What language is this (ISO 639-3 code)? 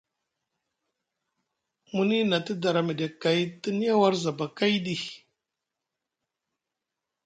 mug